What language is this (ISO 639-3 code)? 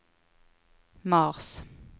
nor